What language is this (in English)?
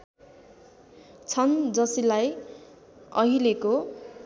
Nepali